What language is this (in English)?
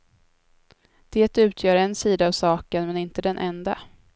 Swedish